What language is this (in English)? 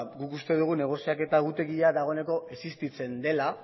Basque